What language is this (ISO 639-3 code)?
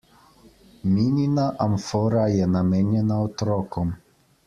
slv